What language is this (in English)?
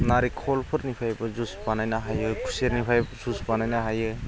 Bodo